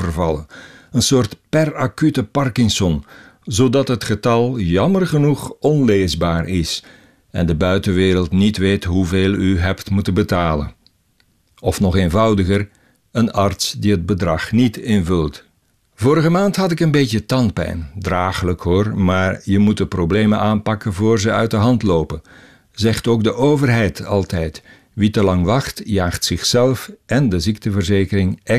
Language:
Dutch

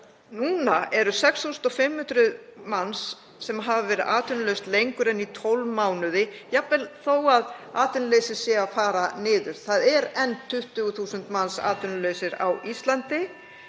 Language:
Icelandic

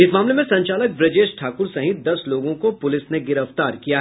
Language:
Hindi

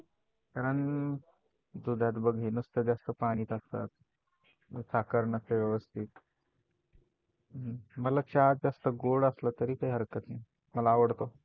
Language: Marathi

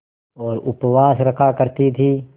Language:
Hindi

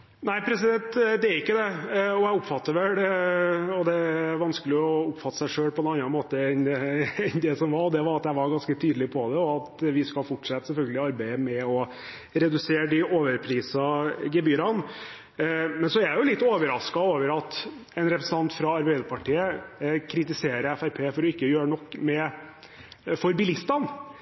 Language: Norwegian Bokmål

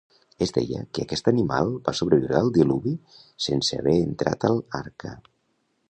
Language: Catalan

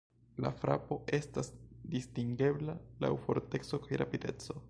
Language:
Esperanto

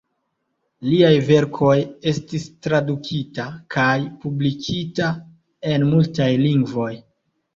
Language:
Esperanto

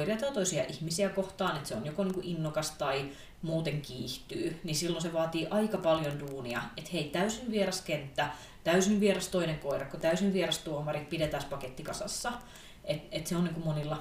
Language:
Finnish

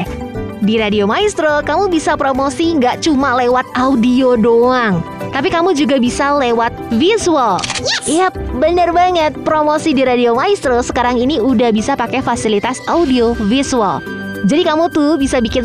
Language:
Indonesian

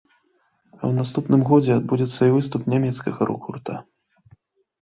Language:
Belarusian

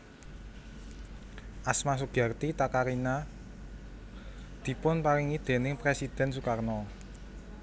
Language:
Javanese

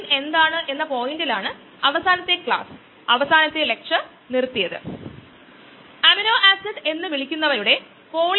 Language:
Malayalam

